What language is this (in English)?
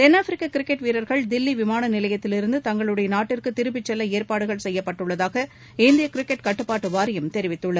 Tamil